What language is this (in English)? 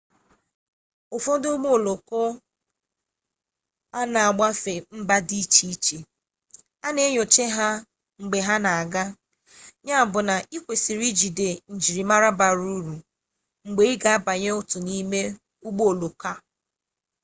Igbo